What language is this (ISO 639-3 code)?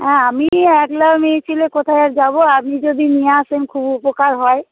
ben